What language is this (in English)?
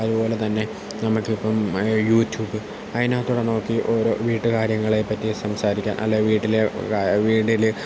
Malayalam